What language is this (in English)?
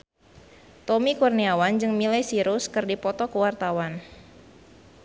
Sundanese